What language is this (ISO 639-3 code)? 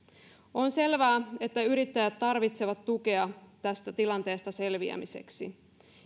fin